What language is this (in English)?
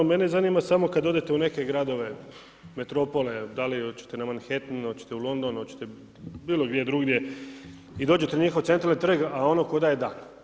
Croatian